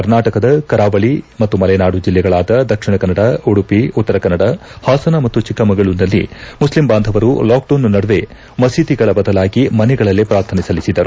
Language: Kannada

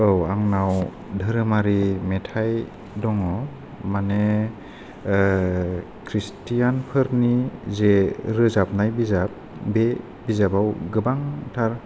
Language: Bodo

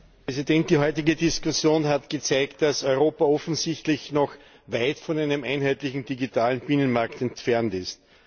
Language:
German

